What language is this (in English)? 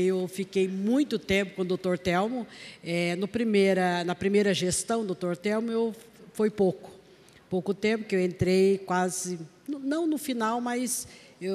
Portuguese